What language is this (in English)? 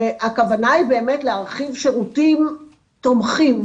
Hebrew